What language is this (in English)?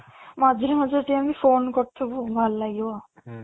Odia